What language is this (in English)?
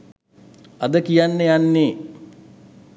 Sinhala